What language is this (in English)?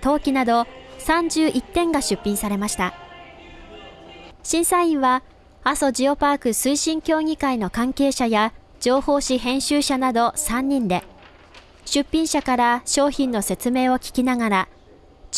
Japanese